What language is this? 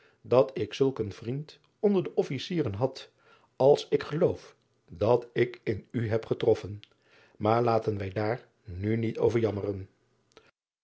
Dutch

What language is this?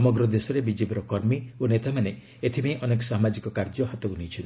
Odia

